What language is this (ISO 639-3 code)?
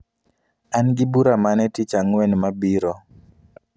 luo